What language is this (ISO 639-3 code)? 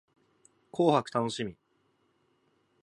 jpn